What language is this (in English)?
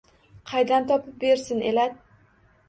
Uzbek